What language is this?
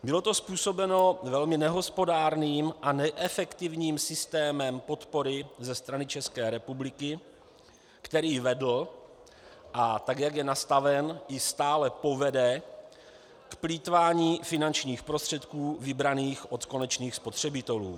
Czech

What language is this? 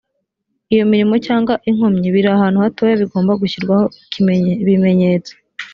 Kinyarwanda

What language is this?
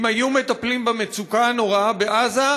Hebrew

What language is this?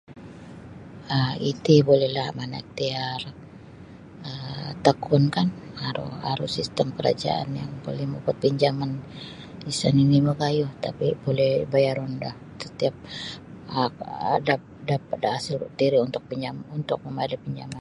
Sabah Bisaya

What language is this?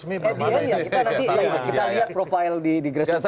Indonesian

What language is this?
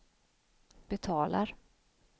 Swedish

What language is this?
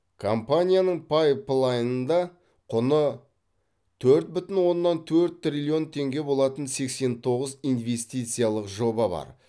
Kazakh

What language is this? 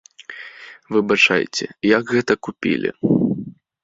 Belarusian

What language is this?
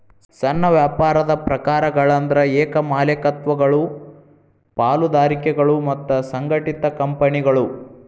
Kannada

